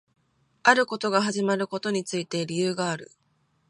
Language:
Japanese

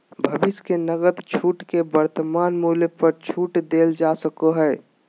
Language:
Magahi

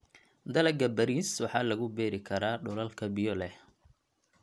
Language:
Somali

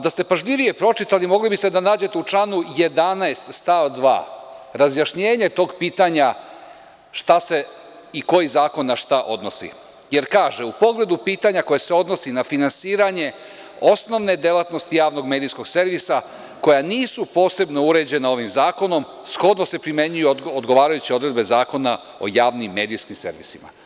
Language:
Serbian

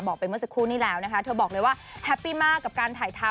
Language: Thai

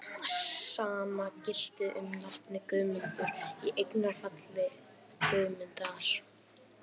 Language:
Icelandic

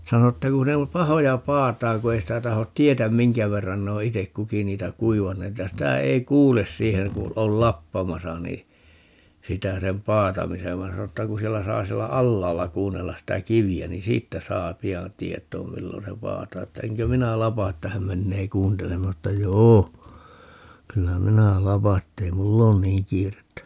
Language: Finnish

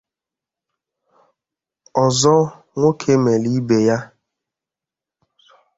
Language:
Igbo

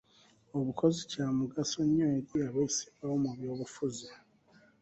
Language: Ganda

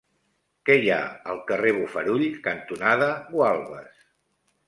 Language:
Catalan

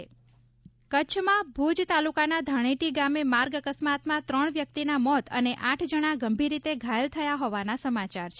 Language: Gujarati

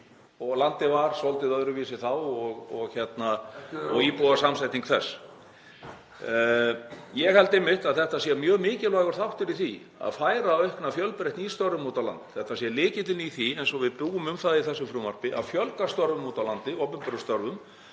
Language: Icelandic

